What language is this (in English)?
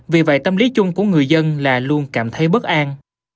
Vietnamese